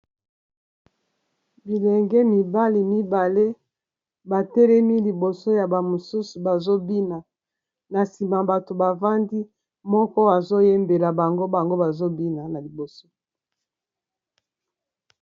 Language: Lingala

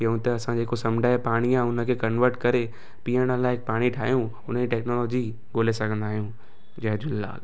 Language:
Sindhi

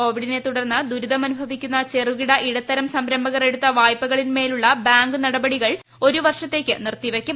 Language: Malayalam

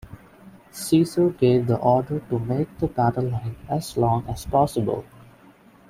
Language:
English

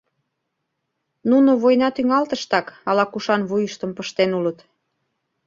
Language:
Mari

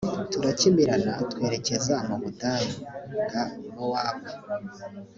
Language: Kinyarwanda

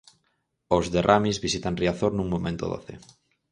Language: Galician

